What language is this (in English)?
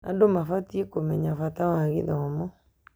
Kikuyu